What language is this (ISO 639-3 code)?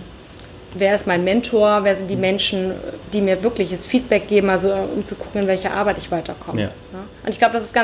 deu